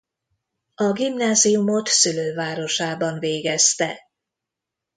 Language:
Hungarian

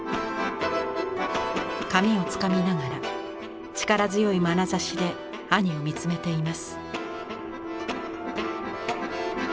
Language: Japanese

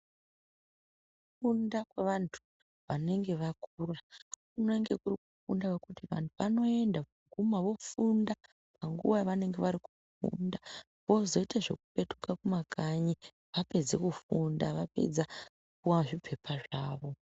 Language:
Ndau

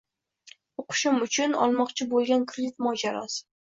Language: Uzbek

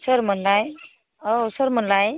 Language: Bodo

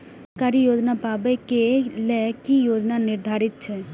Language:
Maithili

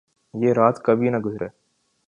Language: Urdu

